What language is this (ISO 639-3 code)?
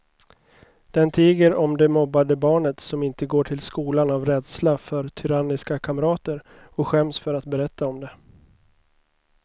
swe